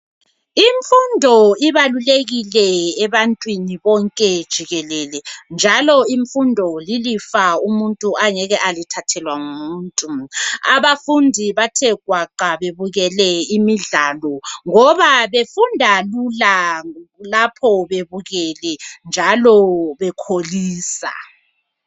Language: North Ndebele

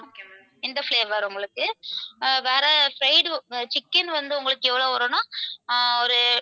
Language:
Tamil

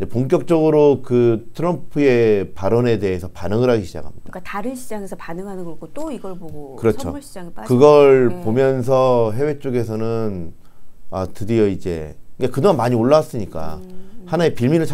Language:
Korean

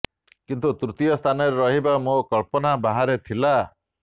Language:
Odia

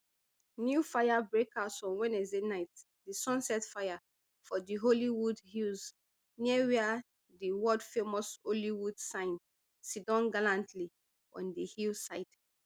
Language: Nigerian Pidgin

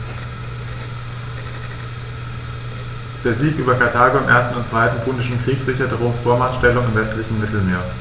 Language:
German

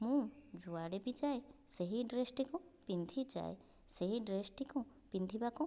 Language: Odia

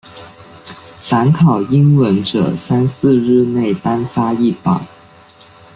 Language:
Chinese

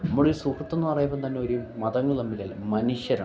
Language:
Malayalam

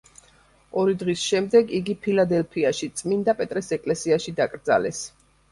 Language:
Georgian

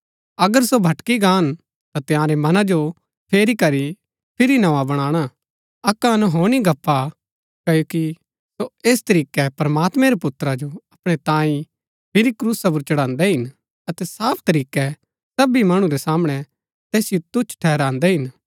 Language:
Gaddi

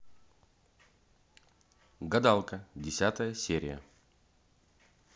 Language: Russian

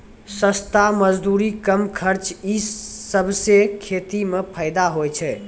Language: Maithili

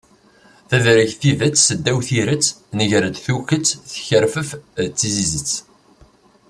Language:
Kabyle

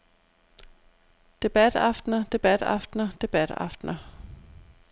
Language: Danish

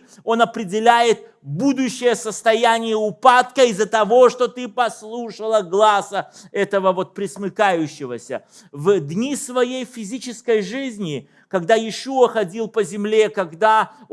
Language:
Russian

